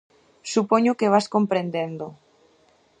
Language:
Galician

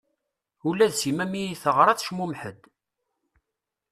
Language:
Kabyle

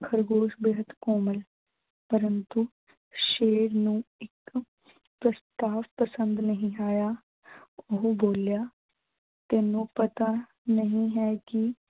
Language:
Punjabi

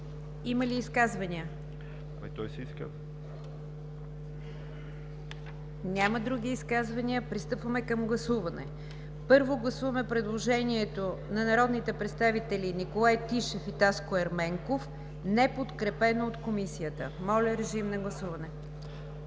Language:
Bulgarian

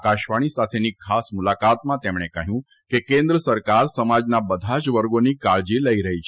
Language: Gujarati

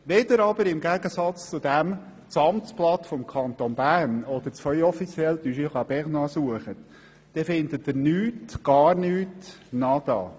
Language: Swiss German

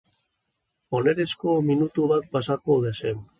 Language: Basque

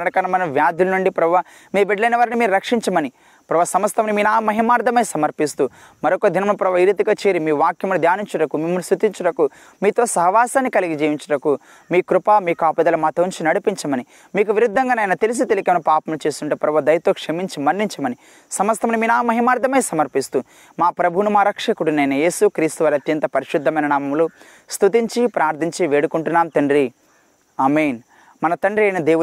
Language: Telugu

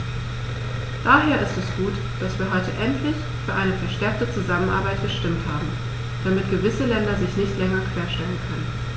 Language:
German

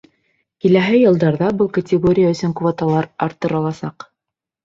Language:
Bashkir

